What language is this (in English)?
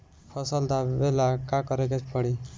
Bhojpuri